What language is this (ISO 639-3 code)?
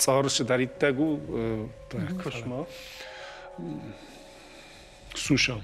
rus